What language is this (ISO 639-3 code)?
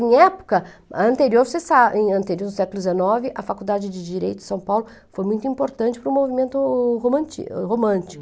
por